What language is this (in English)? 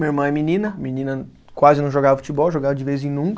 Portuguese